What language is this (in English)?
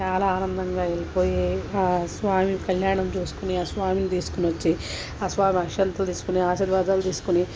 Telugu